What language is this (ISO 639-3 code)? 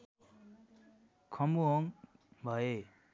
nep